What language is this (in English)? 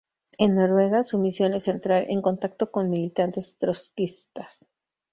Spanish